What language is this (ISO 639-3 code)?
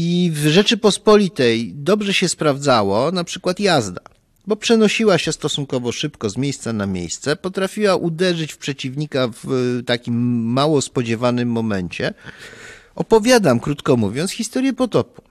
pol